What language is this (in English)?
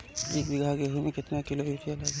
Bhojpuri